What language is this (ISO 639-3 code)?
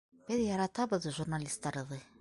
bak